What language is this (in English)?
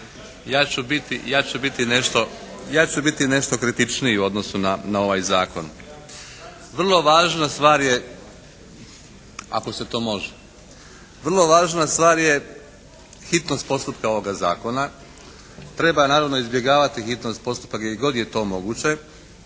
Croatian